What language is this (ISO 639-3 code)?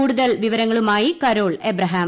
mal